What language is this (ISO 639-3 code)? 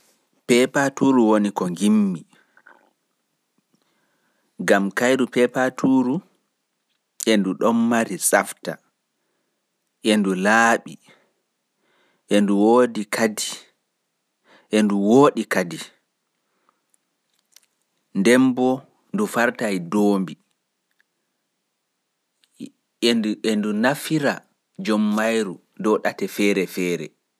ful